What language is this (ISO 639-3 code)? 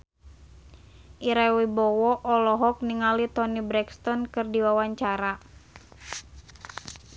sun